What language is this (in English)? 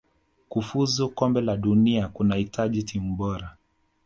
Swahili